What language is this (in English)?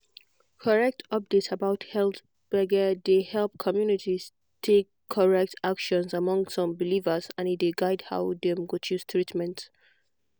Nigerian Pidgin